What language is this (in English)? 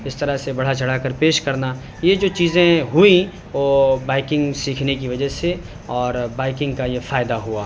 Urdu